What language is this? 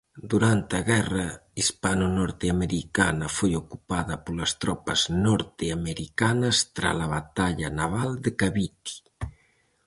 Galician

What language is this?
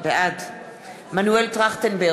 Hebrew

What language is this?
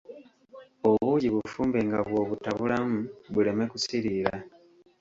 Ganda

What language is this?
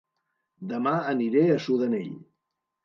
Catalan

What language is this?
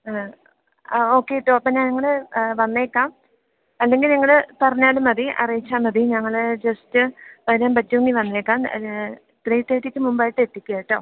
Malayalam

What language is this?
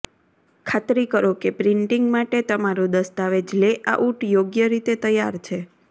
Gujarati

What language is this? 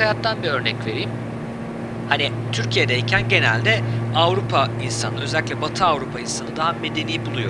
Turkish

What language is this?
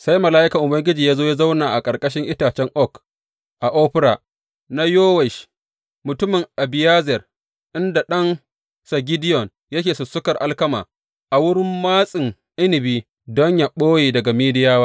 Hausa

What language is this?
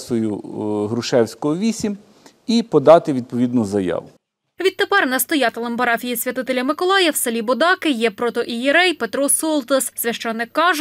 Ukrainian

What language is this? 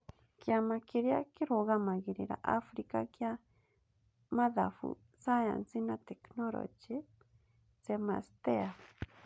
Kikuyu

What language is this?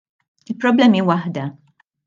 Maltese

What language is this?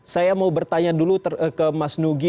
Indonesian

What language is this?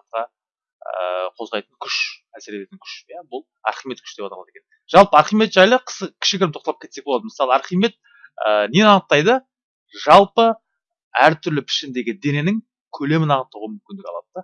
Turkish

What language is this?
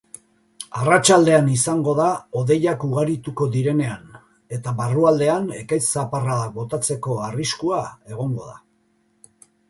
Basque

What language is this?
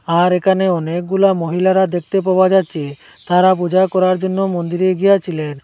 Bangla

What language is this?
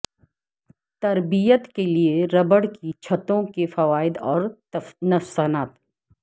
Urdu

